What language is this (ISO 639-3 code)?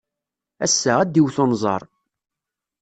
kab